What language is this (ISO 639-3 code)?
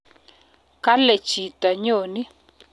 kln